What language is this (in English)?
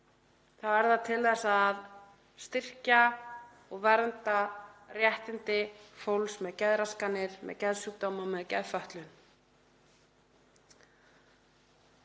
Icelandic